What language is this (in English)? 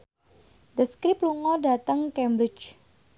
Javanese